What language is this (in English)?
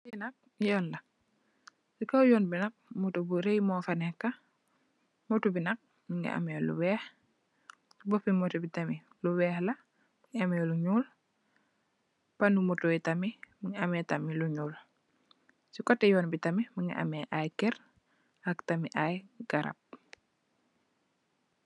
Wolof